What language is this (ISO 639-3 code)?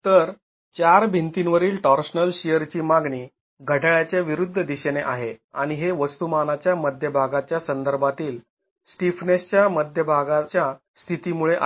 mar